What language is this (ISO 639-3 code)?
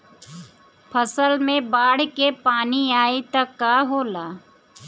bho